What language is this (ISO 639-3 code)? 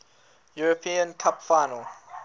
eng